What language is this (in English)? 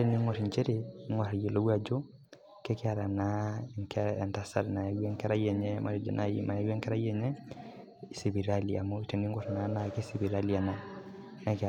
Masai